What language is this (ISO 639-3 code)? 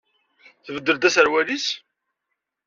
kab